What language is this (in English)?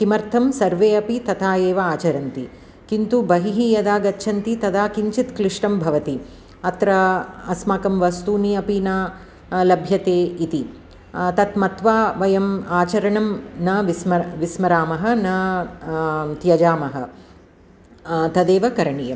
Sanskrit